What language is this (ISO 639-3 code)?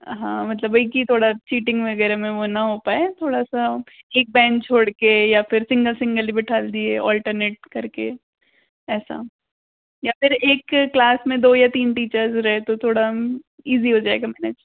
hin